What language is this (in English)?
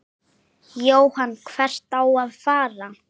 Icelandic